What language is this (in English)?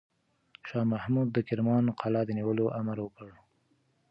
Pashto